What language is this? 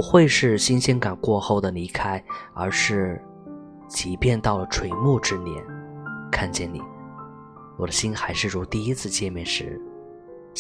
Chinese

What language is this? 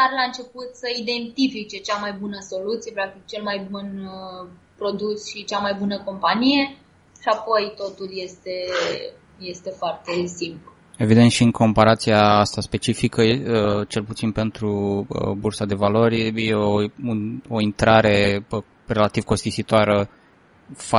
Romanian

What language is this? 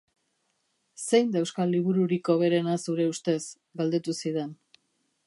Basque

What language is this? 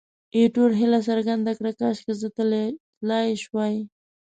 Pashto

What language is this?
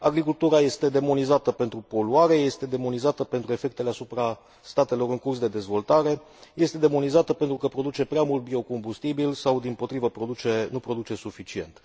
Romanian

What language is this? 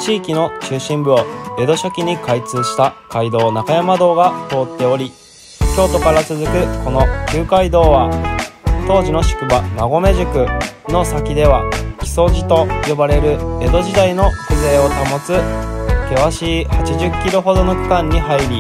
Japanese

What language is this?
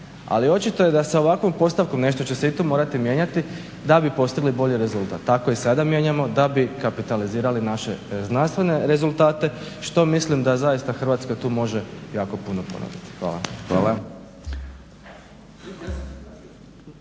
Croatian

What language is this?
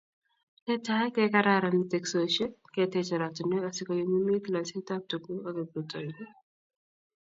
Kalenjin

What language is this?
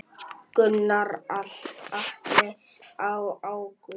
Icelandic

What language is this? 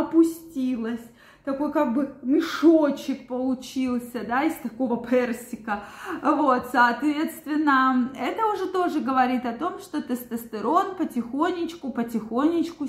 Russian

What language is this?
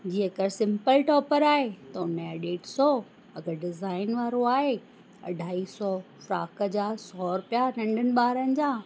Sindhi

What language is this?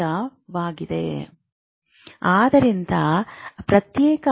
Kannada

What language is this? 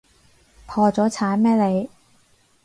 Cantonese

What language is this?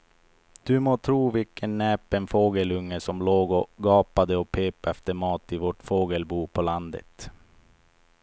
Swedish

